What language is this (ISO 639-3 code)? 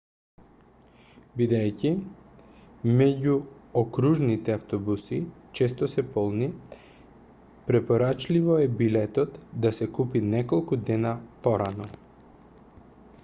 mkd